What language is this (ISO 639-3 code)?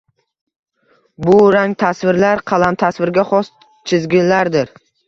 uzb